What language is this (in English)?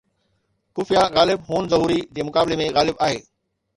Sindhi